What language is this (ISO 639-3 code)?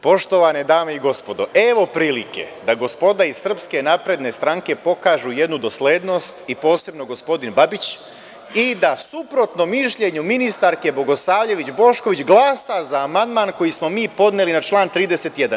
srp